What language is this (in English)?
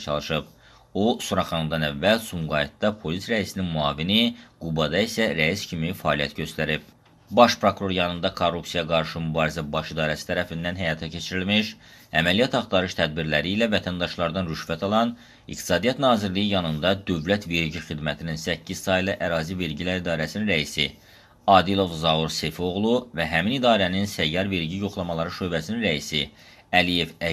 Turkish